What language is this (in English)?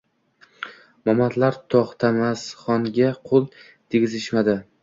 Uzbek